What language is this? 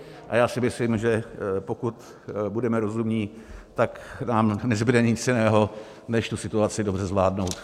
Czech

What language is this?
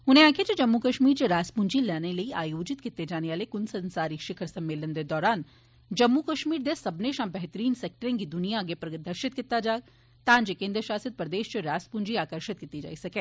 Dogri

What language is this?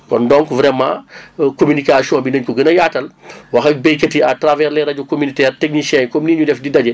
Wolof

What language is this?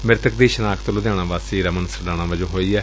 Punjabi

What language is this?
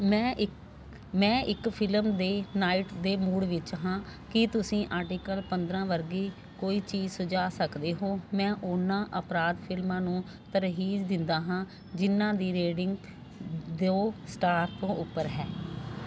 Punjabi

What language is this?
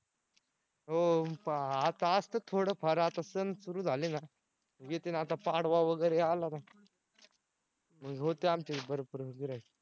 Marathi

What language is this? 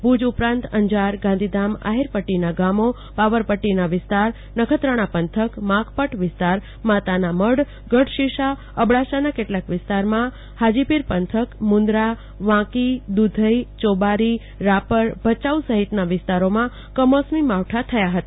Gujarati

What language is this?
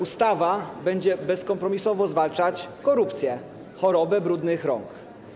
Polish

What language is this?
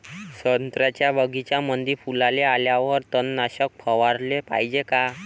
Marathi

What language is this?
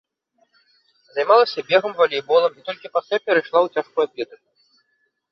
Belarusian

